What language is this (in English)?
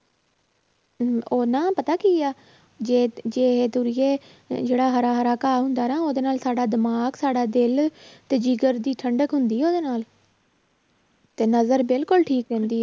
Punjabi